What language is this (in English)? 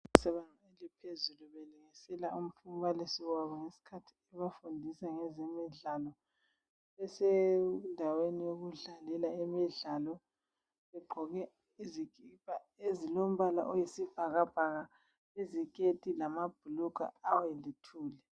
North Ndebele